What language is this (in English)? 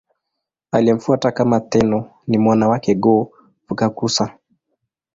Swahili